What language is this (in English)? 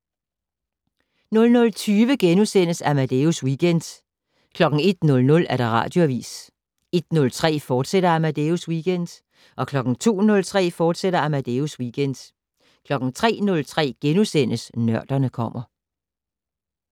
Danish